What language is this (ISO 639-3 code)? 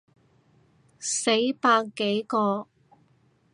yue